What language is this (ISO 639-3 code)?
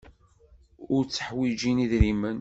kab